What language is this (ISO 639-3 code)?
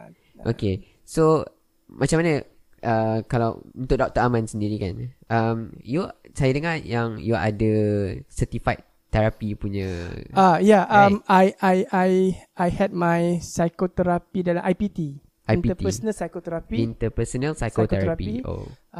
msa